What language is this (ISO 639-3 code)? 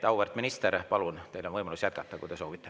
est